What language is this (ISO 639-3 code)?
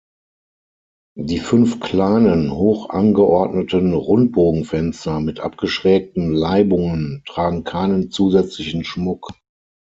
deu